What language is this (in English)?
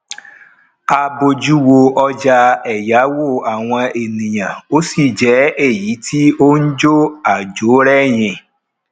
Yoruba